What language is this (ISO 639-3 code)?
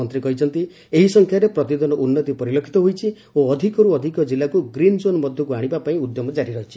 ori